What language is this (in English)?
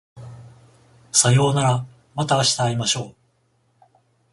Japanese